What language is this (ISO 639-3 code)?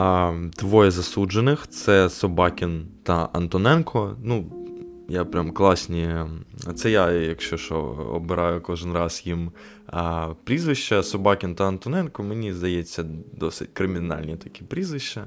ukr